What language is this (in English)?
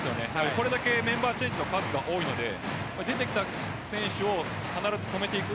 Japanese